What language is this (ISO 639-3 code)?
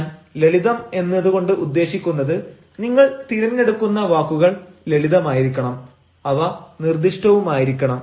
mal